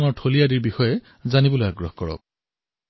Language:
Assamese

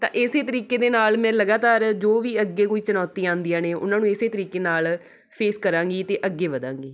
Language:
Punjabi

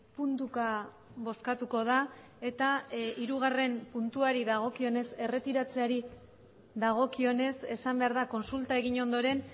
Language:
Basque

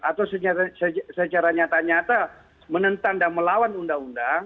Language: Indonesian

